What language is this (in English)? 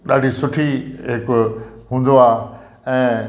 Sindhi